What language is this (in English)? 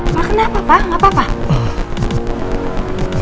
Indonesian